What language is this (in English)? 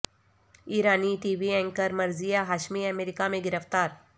Urdu